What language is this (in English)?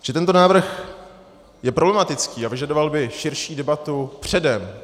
Czech